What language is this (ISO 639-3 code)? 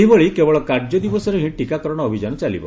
ori